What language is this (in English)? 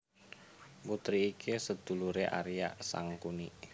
Javanese